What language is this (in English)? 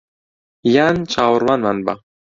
Central Kurdish